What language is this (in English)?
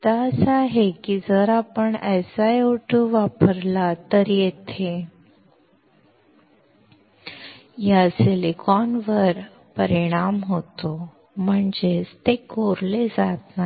Marathi